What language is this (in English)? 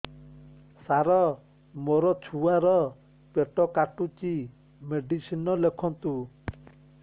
Odia